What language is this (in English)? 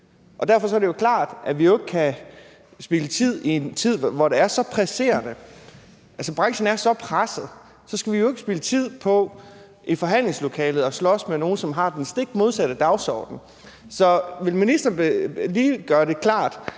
Danish